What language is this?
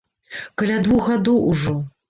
Belarusian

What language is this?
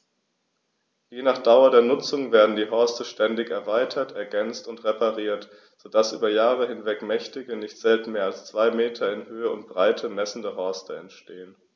German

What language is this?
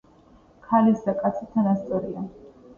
Georgian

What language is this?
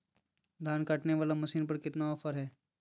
Magahi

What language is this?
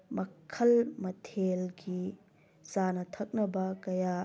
Manipuri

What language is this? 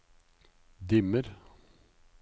Norwegian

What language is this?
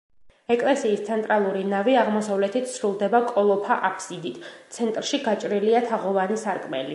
Georgian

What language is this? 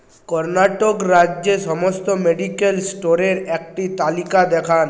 Bangla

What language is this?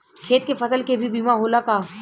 Bhojpuri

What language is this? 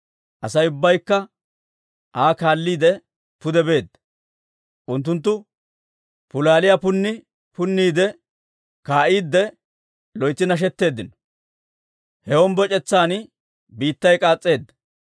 Dawro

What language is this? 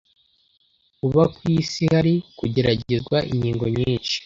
Kinyarwanda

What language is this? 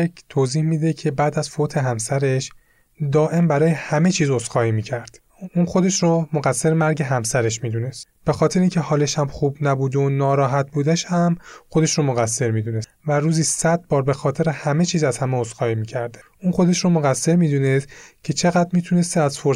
Persian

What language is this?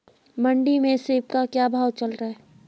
Hindi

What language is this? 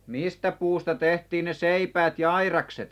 Finnish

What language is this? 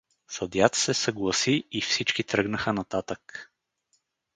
Bulgarian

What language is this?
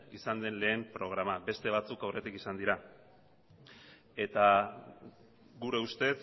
Basque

